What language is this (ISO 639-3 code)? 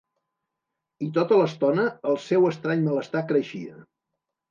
cat